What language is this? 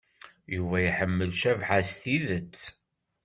Kabyle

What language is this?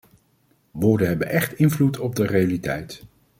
Dutch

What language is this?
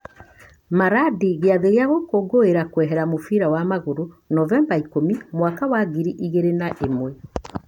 Kikuyu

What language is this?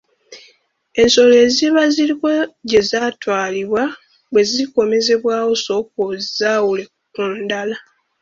Ganda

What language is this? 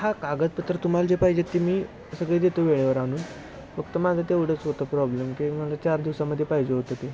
Marathi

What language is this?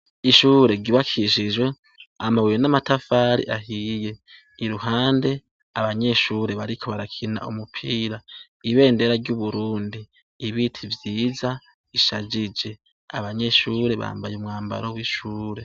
Rundi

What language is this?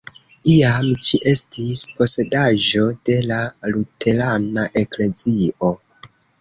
Esperanto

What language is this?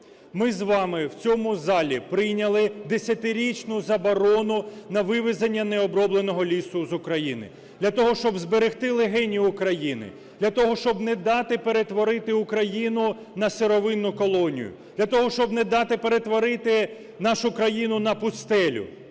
Ukrainian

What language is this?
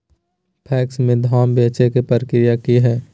Magahi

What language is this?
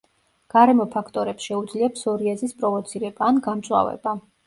Georgian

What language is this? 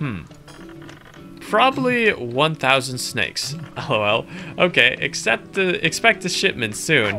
English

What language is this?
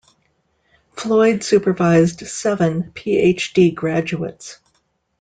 English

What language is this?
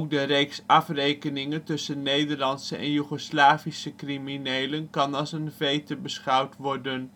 Dutch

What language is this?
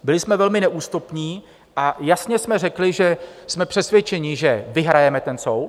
Czech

